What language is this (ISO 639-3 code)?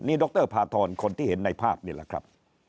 tha